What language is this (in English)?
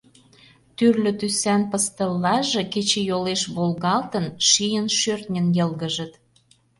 Mari